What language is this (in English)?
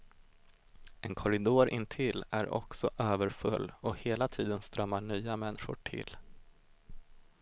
Swedish